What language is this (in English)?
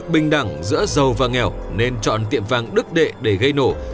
Vietnamese